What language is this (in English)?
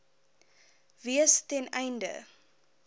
Afrikaans